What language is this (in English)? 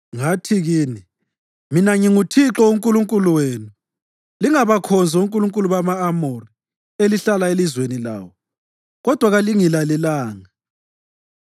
North Ndebele